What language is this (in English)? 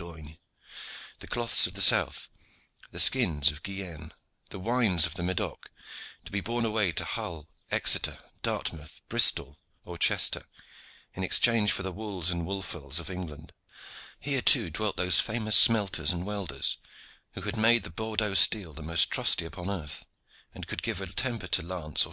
English